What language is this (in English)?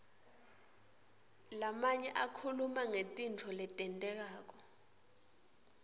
Swati